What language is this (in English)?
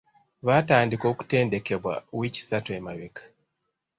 Ganda